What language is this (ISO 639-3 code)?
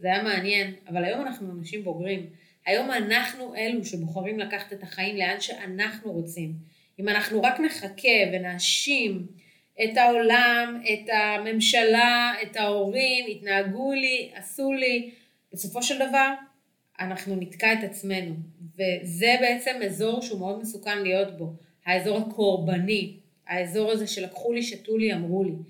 heb